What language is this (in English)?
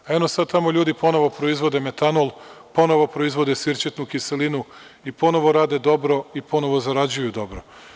Serbian